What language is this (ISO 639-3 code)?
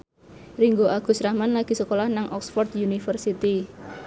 jav